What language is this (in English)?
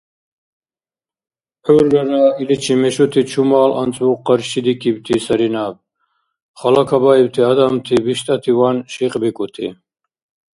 Dargwa